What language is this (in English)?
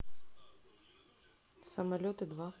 Russian